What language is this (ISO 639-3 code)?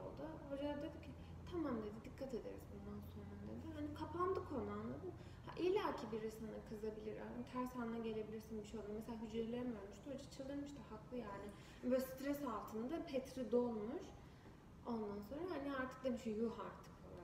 tur